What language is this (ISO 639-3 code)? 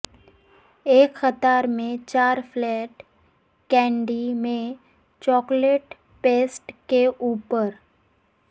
urd